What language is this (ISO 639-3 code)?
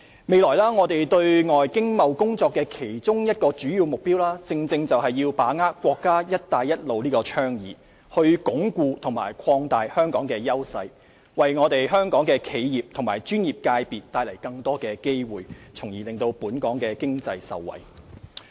yue